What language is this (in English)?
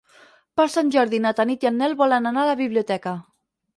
Catalan